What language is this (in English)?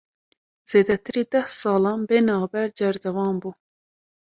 Kurdish